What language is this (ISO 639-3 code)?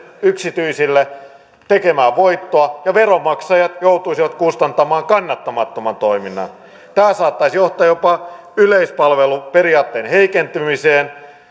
fin